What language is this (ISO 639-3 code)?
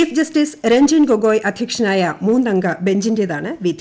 mal